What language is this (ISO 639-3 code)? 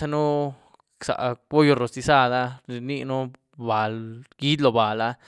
ztu